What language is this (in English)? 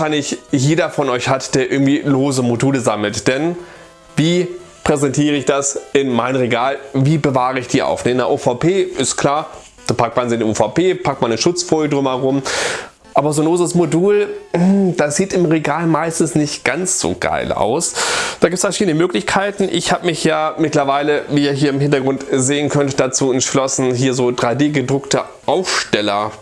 German